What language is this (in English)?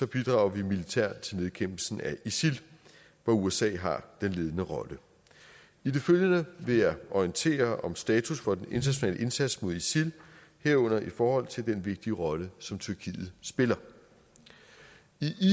Danish